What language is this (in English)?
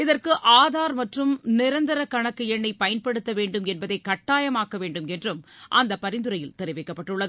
Tamil